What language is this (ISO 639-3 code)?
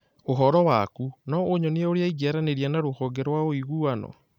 kik